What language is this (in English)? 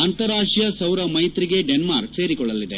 Kannada